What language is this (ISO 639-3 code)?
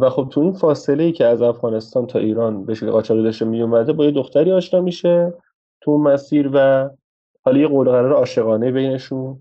fas